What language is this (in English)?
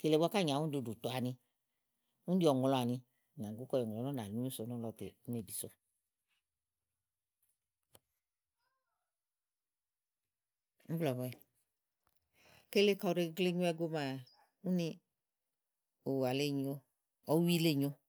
Igo